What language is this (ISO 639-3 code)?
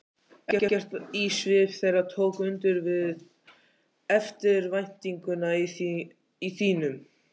isl